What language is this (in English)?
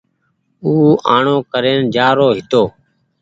Goaria